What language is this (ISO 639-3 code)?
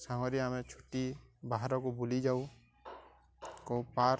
ori